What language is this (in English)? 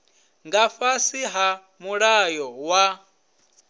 Venda